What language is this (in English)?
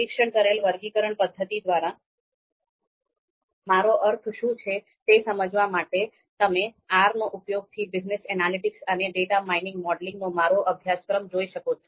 Gujarati